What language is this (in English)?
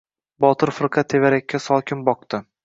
Uzbek